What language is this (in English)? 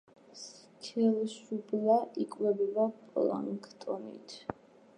Georgian